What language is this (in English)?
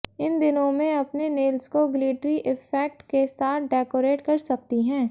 Hindi